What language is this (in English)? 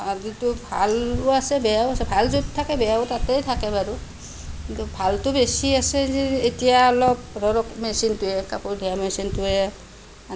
Assamese